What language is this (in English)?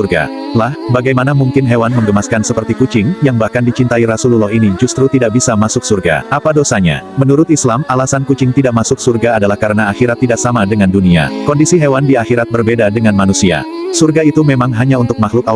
Indonesian